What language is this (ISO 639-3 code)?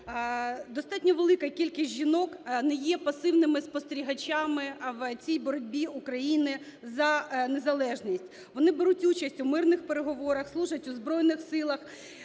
ukr